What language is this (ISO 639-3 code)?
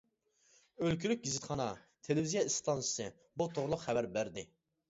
uig